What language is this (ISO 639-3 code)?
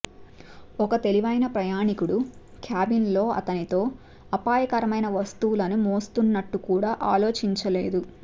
tel